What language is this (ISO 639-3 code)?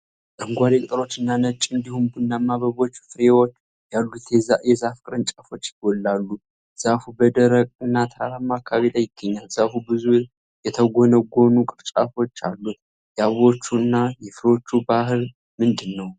amh